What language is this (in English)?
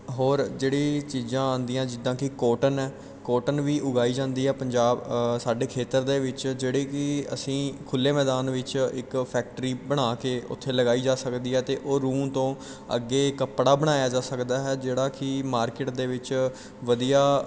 Punjabi